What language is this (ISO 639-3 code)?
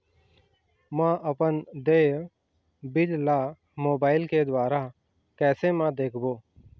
hne